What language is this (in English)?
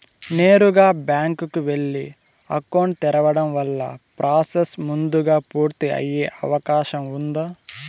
Telugu